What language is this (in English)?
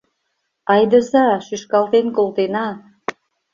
Mari